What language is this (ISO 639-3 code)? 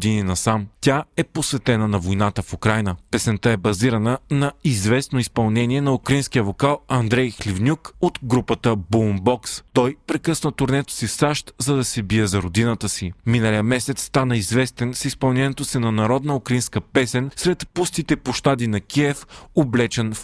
bul